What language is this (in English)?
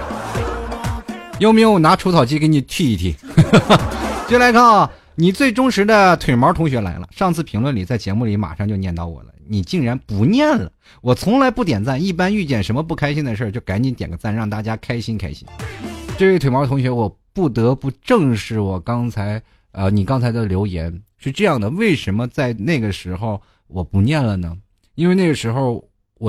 Chinese